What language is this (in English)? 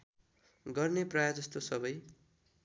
Nepali